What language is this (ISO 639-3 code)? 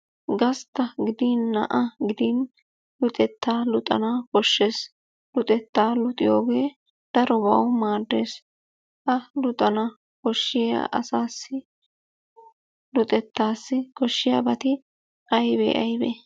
wal